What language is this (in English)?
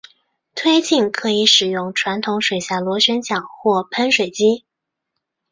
Chinese